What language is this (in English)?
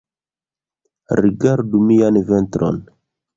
Esperanto